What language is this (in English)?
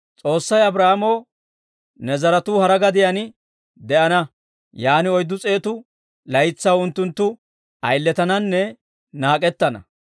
Dawro